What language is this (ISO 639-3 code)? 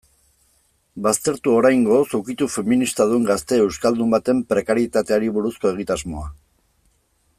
eus